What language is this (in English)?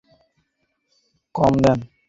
Bangla